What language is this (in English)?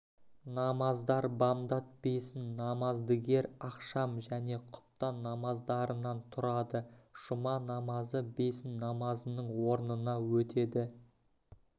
Kazakh